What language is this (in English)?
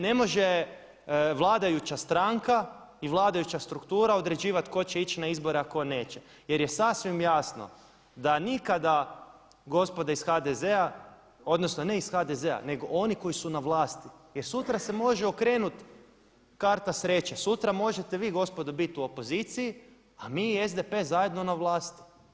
Croatian